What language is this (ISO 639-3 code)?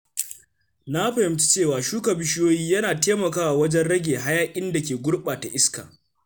hau